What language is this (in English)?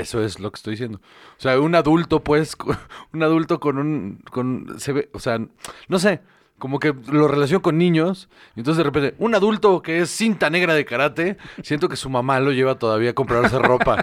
Spanish